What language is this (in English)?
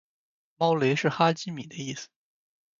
Chinese